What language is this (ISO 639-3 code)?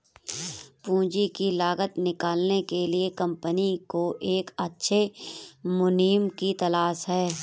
hin